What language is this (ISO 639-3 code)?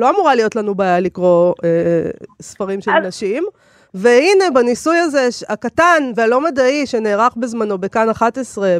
heb